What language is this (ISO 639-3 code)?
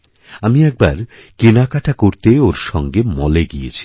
ben